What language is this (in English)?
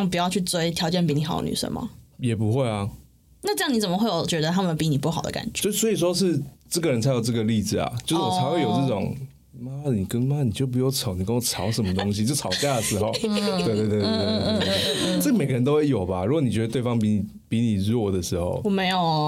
Chinese